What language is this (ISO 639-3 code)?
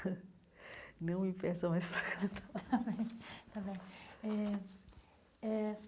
por